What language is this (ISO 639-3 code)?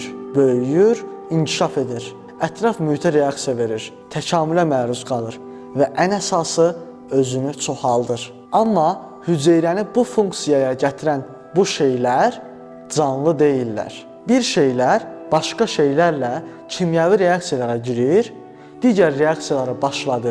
tur